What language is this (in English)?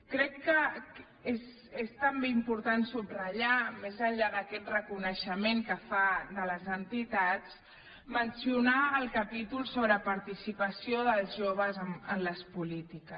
Catalan